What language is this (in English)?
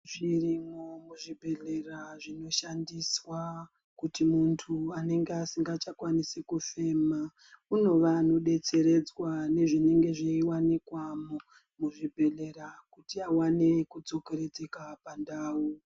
Ndau